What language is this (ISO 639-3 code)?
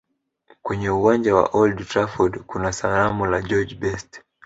swa